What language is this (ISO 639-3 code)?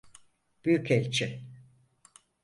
tur